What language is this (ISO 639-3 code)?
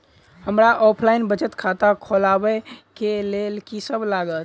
mai